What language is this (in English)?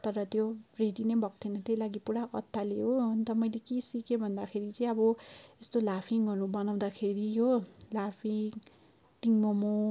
Nepali